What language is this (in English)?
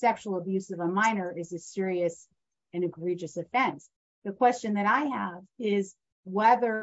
English